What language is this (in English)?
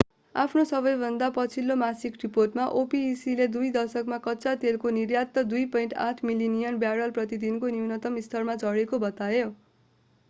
Nepali